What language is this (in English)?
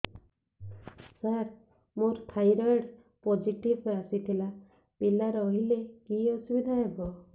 Odia